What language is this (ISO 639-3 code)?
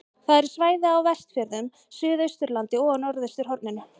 isl